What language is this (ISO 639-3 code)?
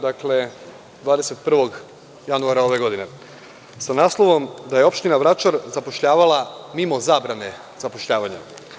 srp